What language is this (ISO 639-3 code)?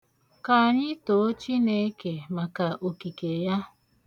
ibo